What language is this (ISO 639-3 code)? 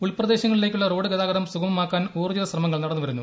mal